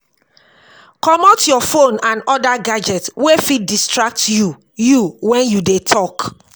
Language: Nigerian Pidgin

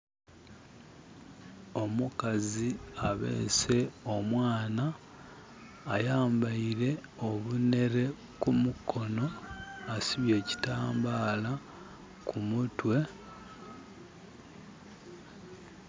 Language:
Soga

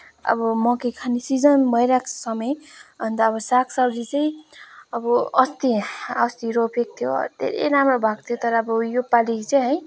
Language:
Nepali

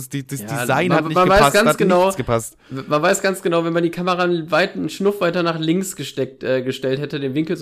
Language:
German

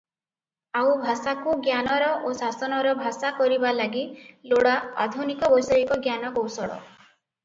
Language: Odia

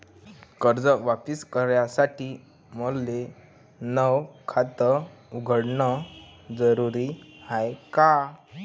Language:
Marathi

